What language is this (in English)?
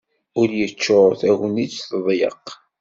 Kabyle